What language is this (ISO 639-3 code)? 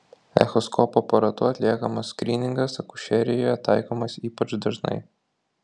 lit